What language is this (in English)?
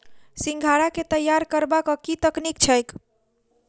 Maithili